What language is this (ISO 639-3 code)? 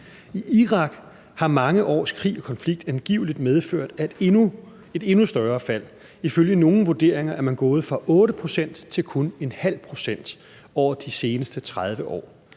dan